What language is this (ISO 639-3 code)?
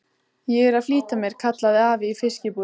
isl